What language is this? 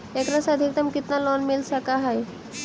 Magahi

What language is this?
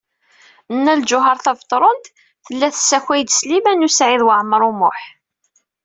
Kabyle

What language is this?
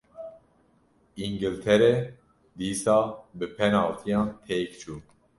Kurdish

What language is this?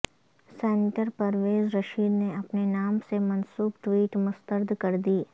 Urdu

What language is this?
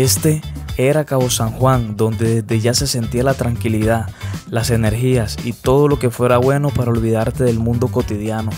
Spanish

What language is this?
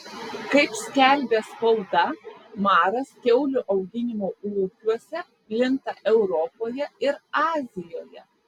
Lithuanian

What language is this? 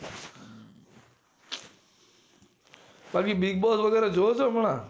Gujarati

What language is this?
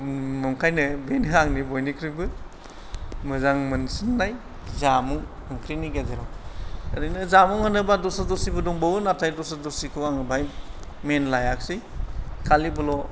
Bodo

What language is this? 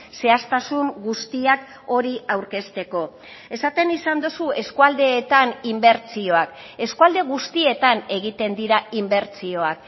Basque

